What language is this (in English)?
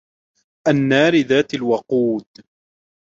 Arabic